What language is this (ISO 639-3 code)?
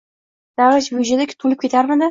uzb